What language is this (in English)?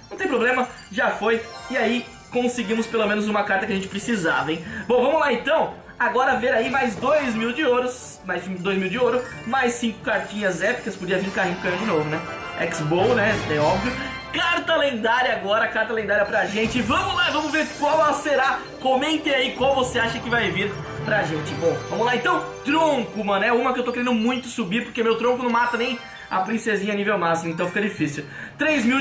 Portuguese